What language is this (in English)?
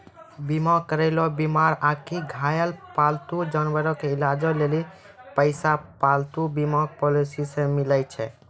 Maithili